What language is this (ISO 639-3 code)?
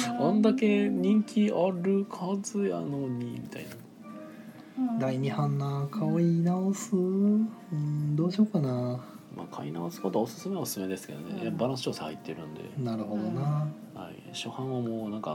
jpn